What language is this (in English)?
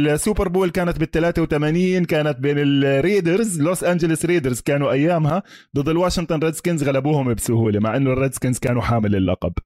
Arabic